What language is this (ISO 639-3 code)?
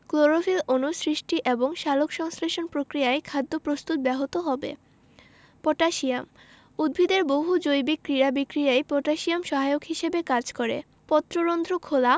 ben